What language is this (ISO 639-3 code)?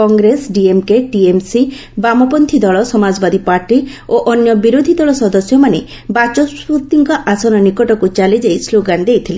ori